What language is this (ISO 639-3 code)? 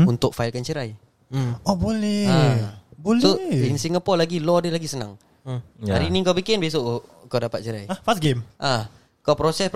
msa